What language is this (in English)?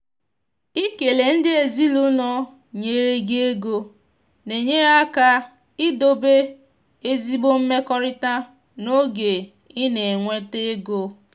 Igbo